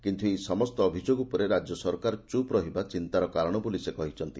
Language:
Odia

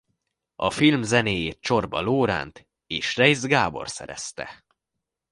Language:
Hungarian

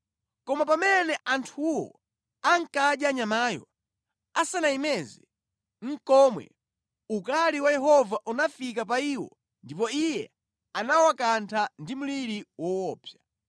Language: Nyanja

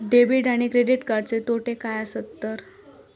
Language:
Marathi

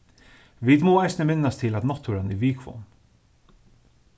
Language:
Faroese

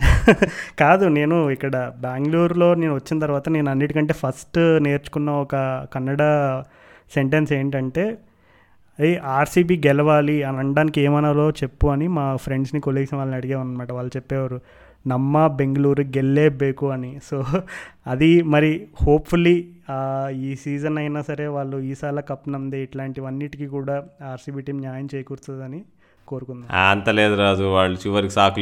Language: Telugu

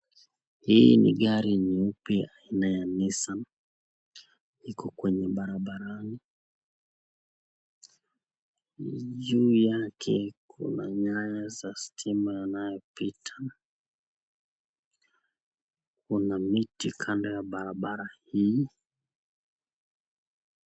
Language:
Swahili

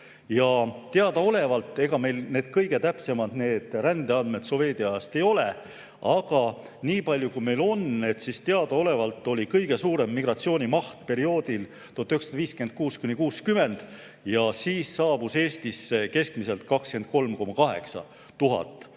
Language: Estonian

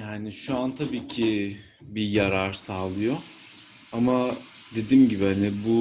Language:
Turkish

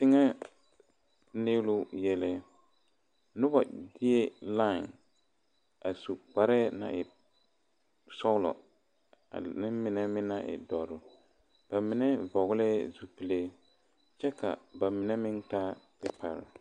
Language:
Southern Dagaare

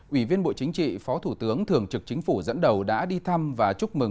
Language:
Vietnamese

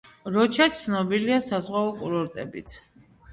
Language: Georgian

